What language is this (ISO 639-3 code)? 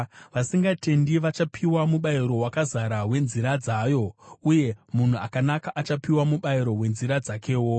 sna